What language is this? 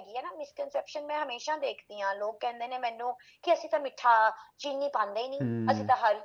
Punjabi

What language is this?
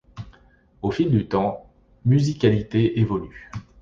French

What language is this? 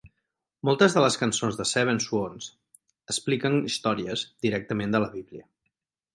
Catalan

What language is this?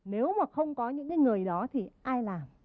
Vietnamese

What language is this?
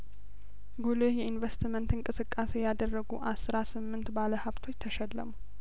Amharic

